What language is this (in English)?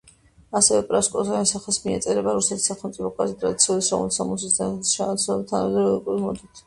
Georgian